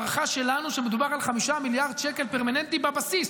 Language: Hebrew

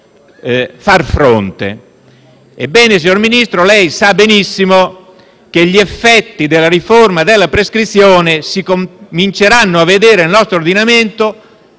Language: Italian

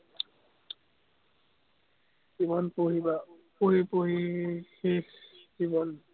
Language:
Assamese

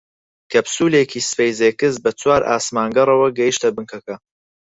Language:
Central Kurdish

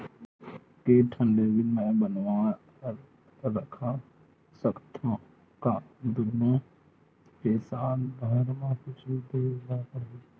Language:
Chhattisgarhi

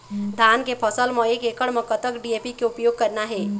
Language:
Chhattisgarhi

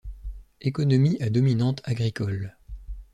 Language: French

